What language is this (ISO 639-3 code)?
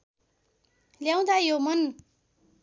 nep